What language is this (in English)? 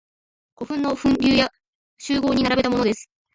Japanese